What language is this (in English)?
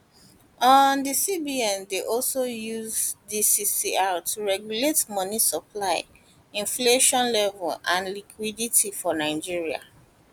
Nigerian Pidgin